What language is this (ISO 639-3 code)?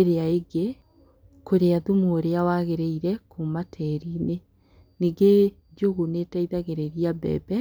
kik